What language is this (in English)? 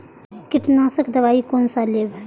Maithili